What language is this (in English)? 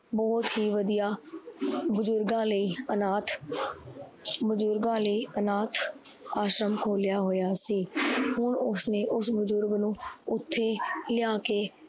Punjabi